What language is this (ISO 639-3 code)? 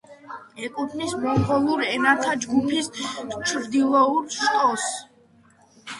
kat